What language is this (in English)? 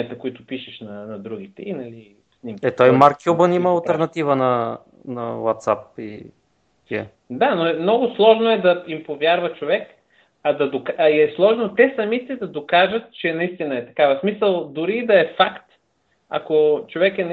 Bulgarian